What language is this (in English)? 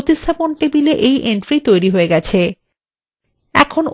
Bangla